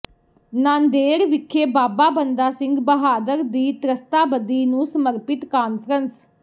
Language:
Punjabi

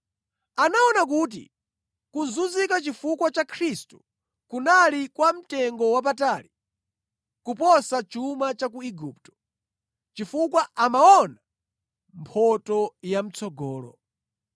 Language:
Nyanja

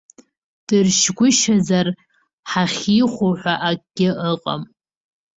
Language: Abkhazian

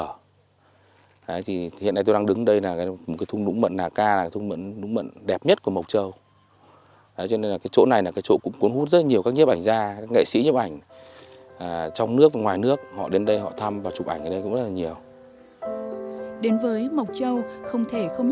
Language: Vietnamese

